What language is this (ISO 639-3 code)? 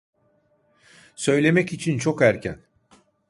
tur